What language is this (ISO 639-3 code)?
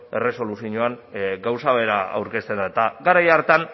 eus